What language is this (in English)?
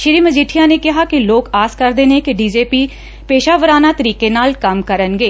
Punjabi